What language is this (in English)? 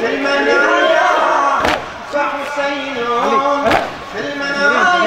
Arabic